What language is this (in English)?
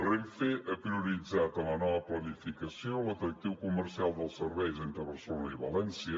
Catalan